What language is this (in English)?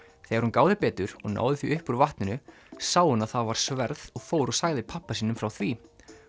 Icelandic